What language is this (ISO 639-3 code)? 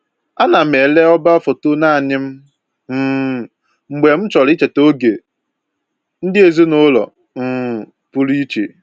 ibo